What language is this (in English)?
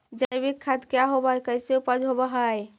Magahi